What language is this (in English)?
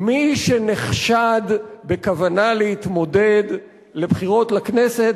Hebrew